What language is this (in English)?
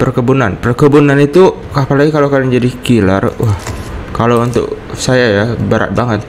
Indonesian